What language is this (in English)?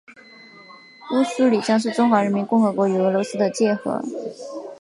Chinese